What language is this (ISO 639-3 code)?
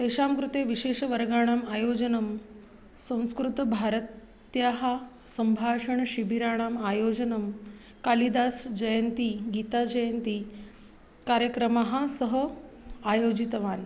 san